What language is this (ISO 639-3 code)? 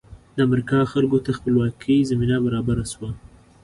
pus